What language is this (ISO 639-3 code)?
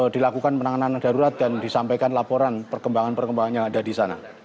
ind